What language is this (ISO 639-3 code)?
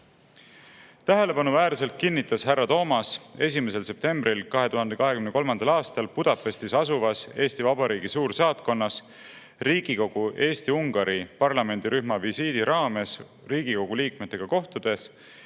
est